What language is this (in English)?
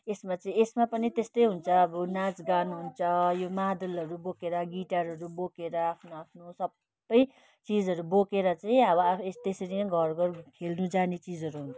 Nepali